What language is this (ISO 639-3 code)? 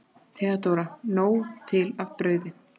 isl